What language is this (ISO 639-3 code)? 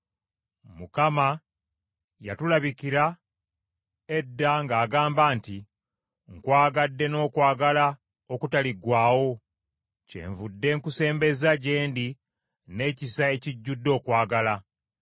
lug